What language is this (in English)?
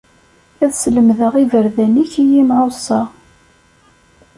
Kabyle